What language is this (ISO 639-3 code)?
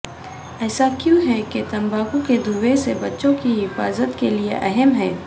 urd